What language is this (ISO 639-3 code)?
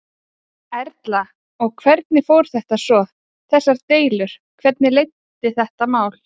isl